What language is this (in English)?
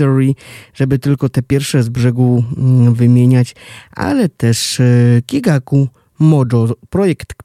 Polish